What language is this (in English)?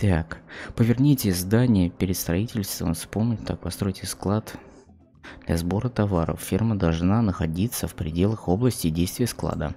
Russian